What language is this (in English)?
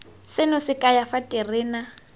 Tswana